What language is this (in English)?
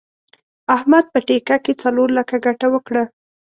Pashto